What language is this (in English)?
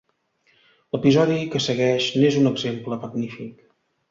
Catalan